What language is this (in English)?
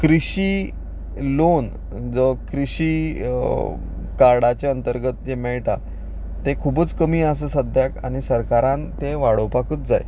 Konkani